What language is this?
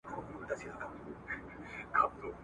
Pashto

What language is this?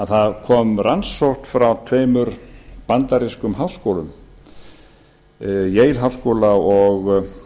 Icelandic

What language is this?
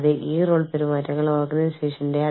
Malayalam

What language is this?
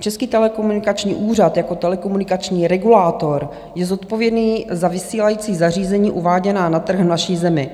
Czech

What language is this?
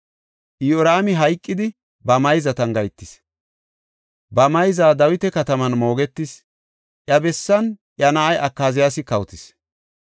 Gofa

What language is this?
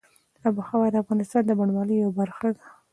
Pashto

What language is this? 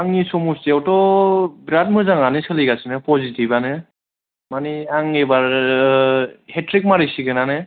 Bodo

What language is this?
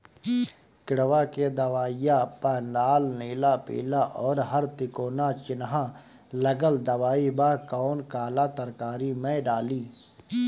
Bhojpuri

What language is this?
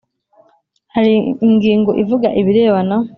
Kinyarwanda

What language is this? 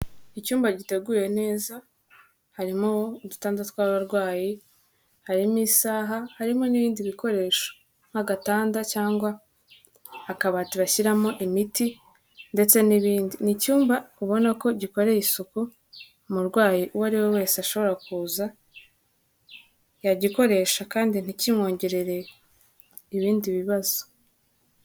Kinyarwanda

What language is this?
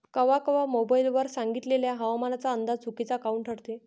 Marathi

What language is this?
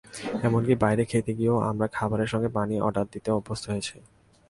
Bangla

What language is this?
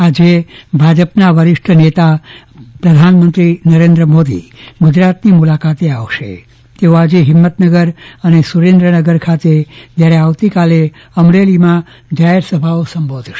Gujarati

